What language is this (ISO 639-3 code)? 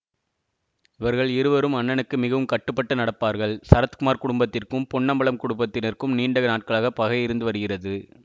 tam